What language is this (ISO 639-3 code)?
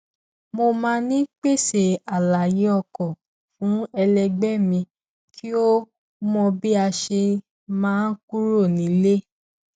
yor